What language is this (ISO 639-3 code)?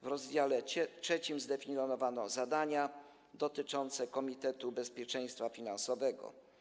pol